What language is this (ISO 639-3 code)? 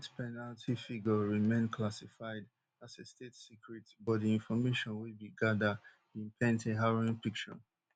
pcm